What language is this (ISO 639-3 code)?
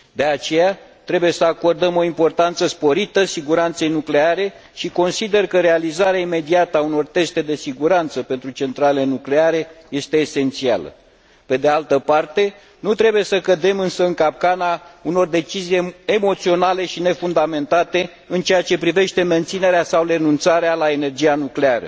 ron